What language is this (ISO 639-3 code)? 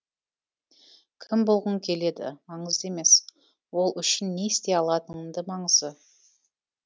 kaz